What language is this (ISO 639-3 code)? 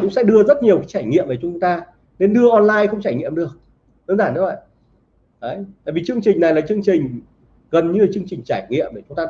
vie